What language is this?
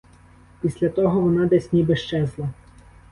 Ukrainian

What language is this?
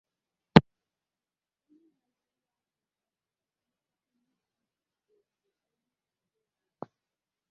Igbo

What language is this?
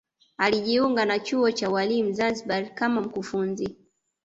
Swahili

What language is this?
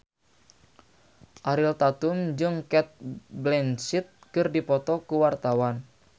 Sundanese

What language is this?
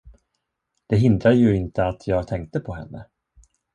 Swedish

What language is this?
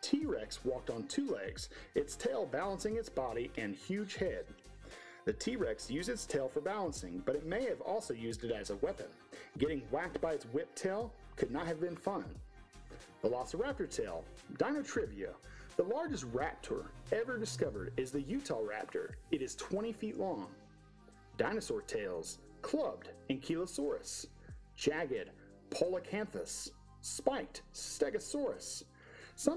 English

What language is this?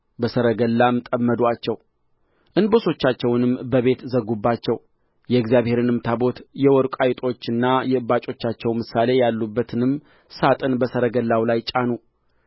Amharic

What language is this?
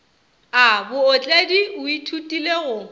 Northern Sotho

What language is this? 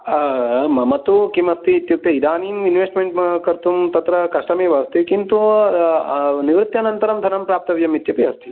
Sanskrit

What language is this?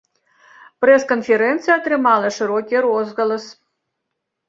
Belarusian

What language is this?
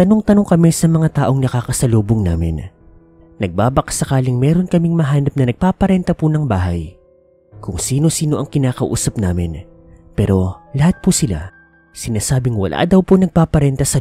Filipino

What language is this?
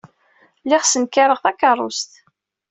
Kabyle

